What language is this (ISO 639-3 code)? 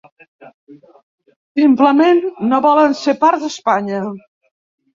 cat